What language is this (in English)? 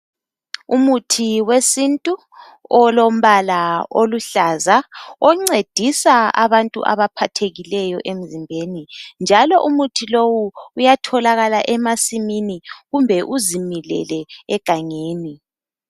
North Ndebele